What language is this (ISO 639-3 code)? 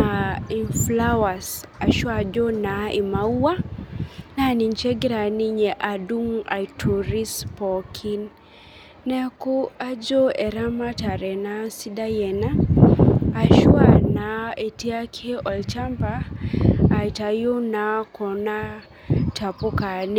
mas